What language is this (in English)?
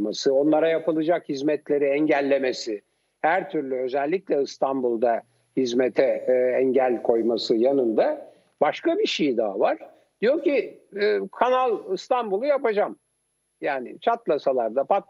Turkish